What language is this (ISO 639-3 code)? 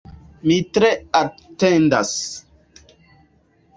epo